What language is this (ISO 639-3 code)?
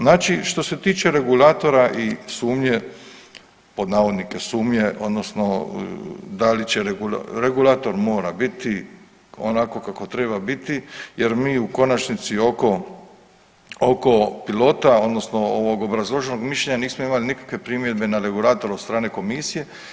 hrv